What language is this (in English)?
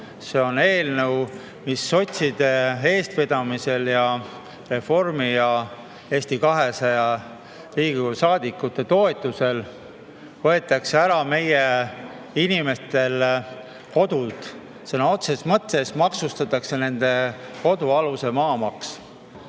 Estonian